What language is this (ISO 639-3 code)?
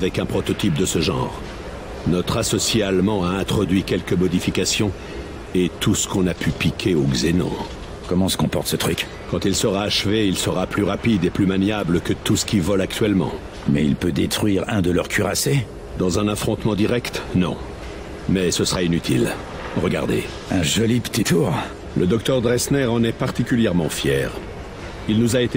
fra